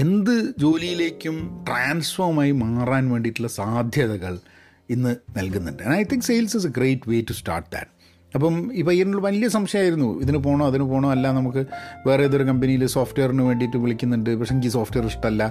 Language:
Malayalam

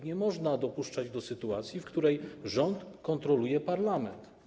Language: Polish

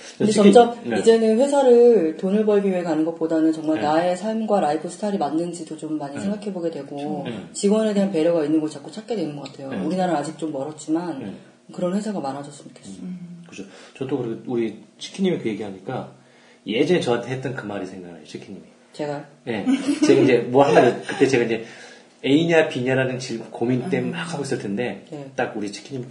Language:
Korean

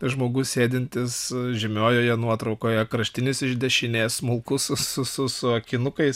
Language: Lithuanian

